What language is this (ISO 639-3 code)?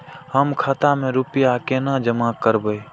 mai